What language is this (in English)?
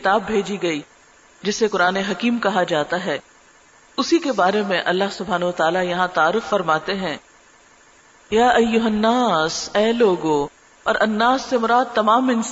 Urdu